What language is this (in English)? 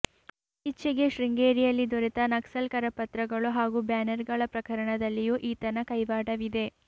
Kannada